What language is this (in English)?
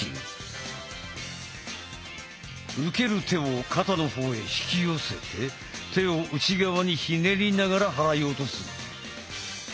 Japanese